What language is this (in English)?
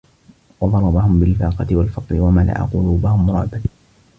Arabic